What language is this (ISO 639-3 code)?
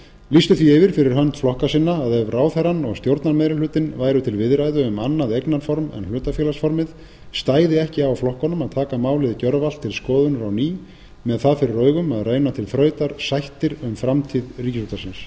isl